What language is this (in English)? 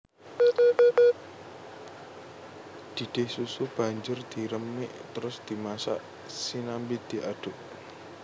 Javanese